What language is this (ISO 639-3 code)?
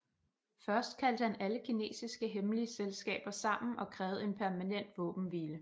dan